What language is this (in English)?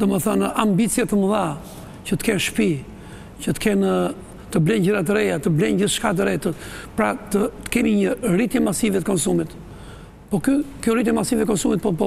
Romanian